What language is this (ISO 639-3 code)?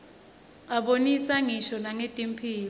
ssw